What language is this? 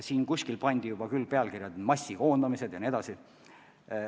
Estonian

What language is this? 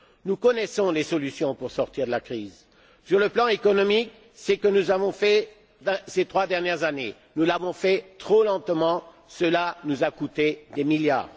French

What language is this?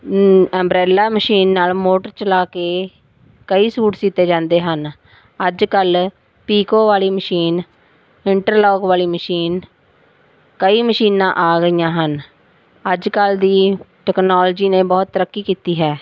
Punjabi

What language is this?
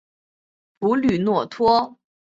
Chinese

